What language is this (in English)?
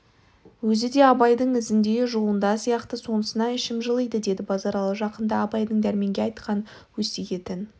Kazakh